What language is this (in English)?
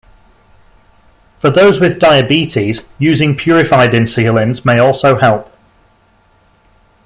English